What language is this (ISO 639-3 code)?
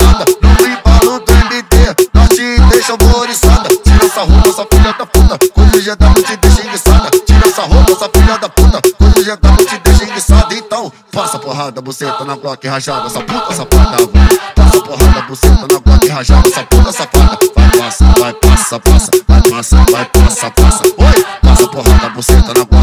ron